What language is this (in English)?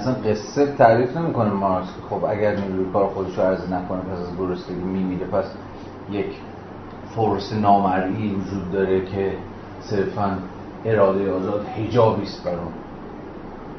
Persian